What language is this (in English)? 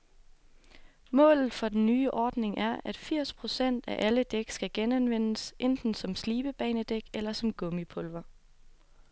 Danish